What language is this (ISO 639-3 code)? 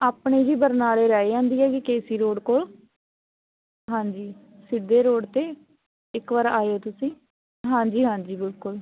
pan